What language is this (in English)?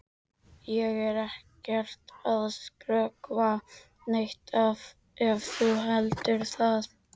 Icelandic